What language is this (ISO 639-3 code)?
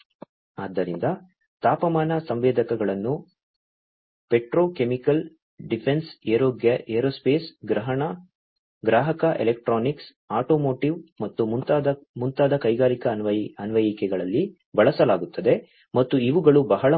kan